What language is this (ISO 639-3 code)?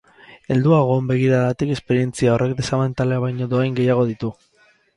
eus